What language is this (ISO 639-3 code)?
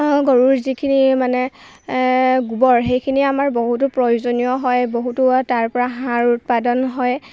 asm